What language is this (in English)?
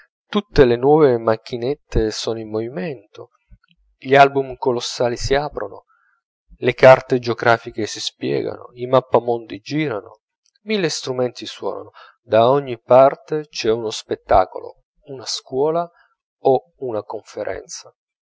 Italian